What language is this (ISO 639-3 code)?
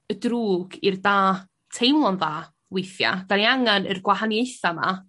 cym